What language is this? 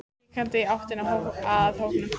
Icelandic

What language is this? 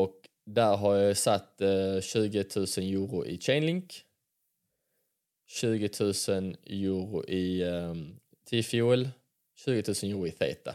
Swedish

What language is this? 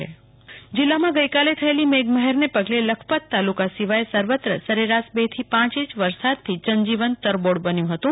Gujarati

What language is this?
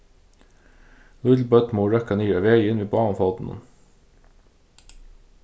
Faroese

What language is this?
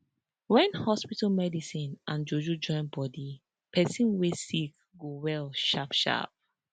Nigerian Pidgin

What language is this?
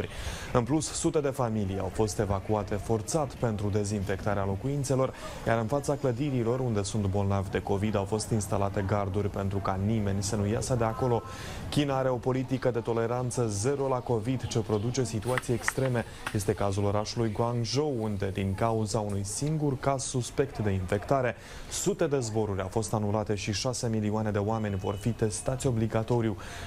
Romanian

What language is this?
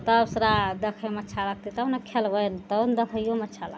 Maithili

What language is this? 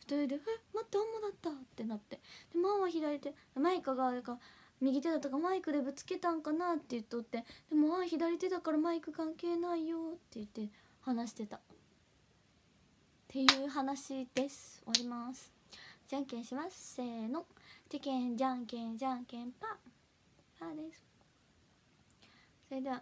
Japanese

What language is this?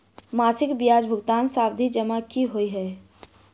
Maithili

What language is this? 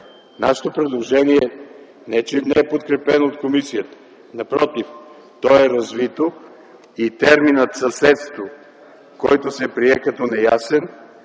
Bulgarian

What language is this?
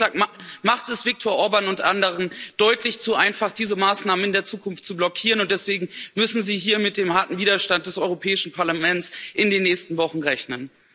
German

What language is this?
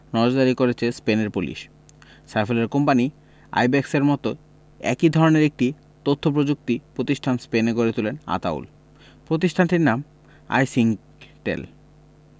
Bangla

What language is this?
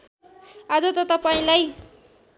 Nepali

